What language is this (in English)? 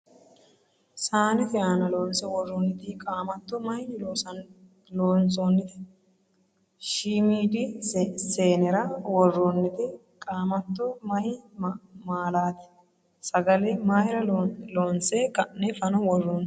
Sidamo